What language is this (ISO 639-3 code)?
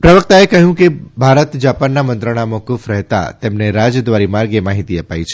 guj